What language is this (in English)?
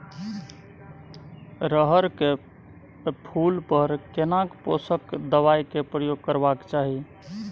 Maithili